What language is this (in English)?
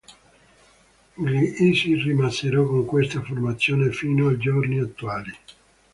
Italian